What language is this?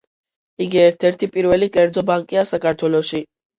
Georgian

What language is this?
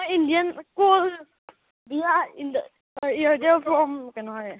Manipuri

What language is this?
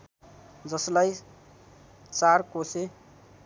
Nepali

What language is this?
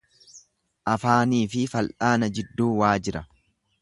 Oromo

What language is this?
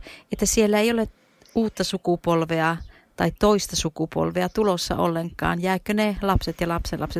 Finnish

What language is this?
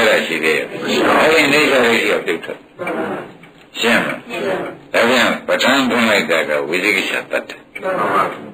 Indonesian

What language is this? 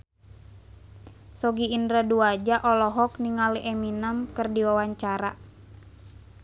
Sundanese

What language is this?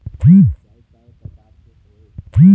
Chhattisgarhi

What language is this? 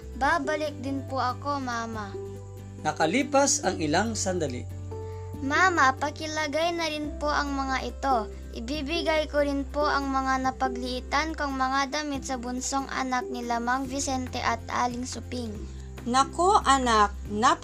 Filipino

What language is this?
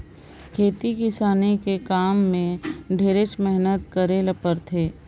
Chhattisgarhi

